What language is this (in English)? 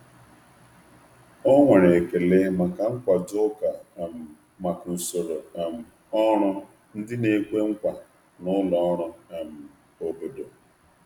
Igbo